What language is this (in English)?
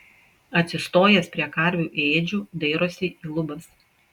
Lithuanian